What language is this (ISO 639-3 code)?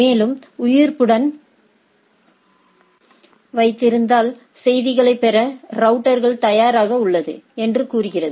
tam